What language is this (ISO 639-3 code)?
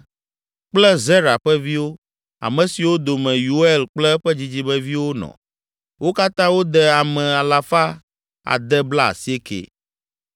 ewe